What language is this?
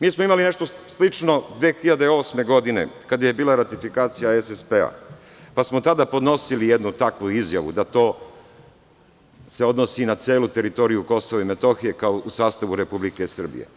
Serbian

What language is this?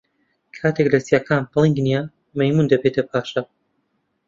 Central Kurdish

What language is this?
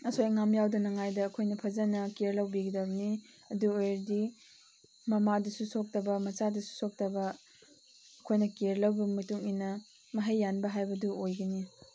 Manipuri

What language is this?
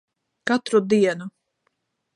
Latvian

